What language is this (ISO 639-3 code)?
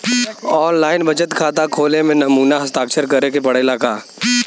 bho